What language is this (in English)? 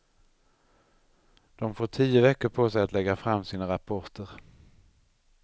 Swedish